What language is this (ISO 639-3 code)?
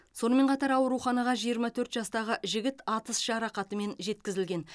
kaz